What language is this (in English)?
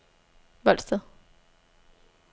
Danish